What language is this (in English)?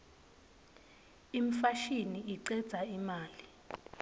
Swati